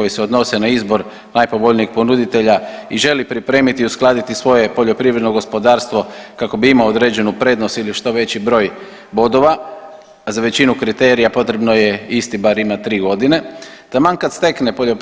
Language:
Croatian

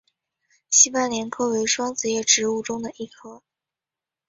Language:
Chinese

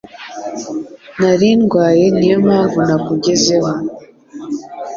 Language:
Kinyarwanda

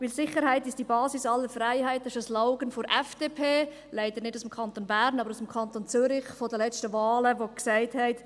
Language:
Swiss German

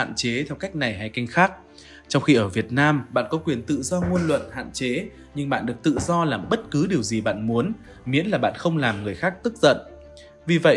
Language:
Vietnamese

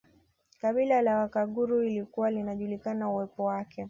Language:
Swahili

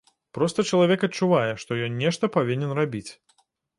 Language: Belarusian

